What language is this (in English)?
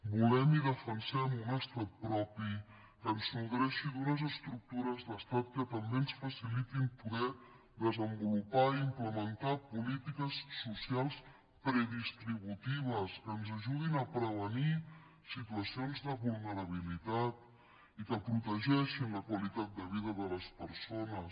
Catalan